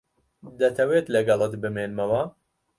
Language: Central Kurdish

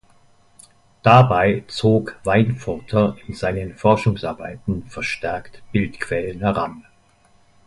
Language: German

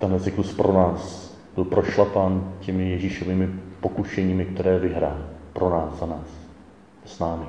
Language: Czech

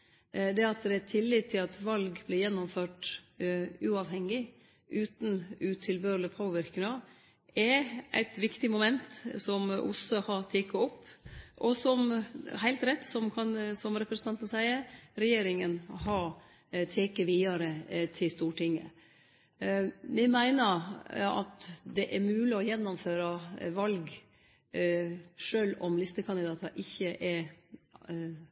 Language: Norwegian Nynorsk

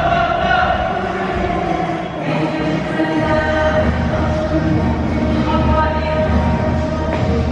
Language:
Korean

